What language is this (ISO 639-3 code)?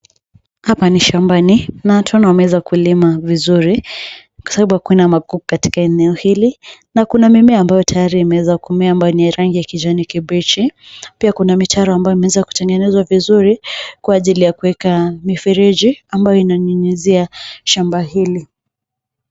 swa